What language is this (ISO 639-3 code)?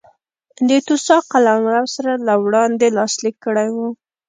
pus